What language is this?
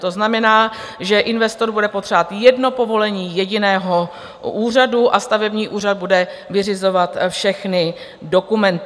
Czech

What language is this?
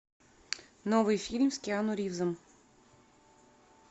Russian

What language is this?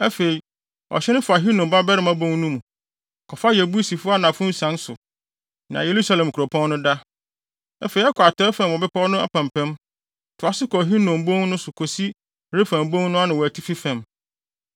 Akan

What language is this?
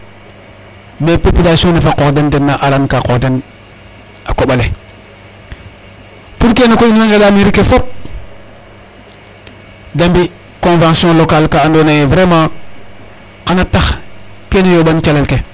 Serer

